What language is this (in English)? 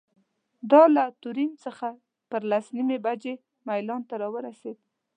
Pashto